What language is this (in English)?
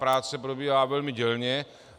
Czech